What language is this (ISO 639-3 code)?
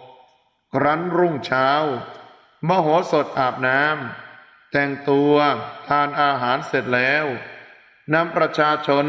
tha